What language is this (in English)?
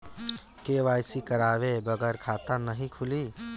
Bhojpuri